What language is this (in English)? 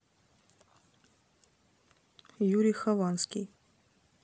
Russian